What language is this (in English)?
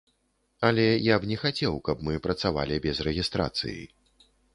Belarusian